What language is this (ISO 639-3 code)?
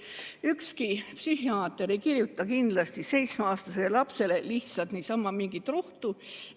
est